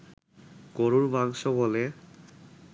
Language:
Bangla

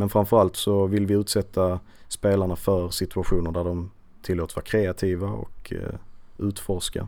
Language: Swedish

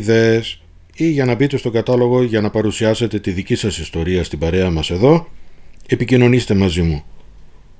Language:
Greek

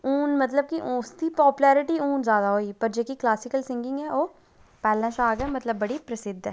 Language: Dogri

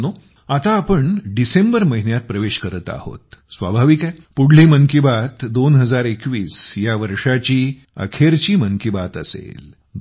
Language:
Marathi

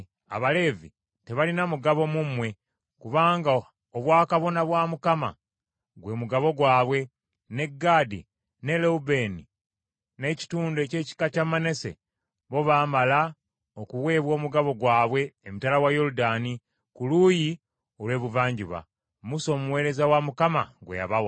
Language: Ganda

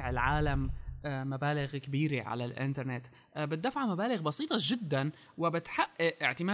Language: Arabic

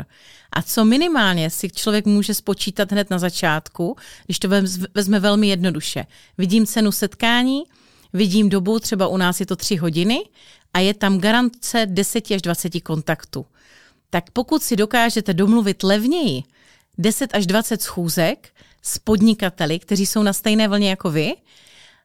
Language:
Czech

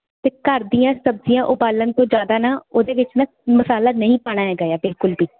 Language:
Punjabi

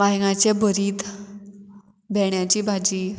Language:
Konkani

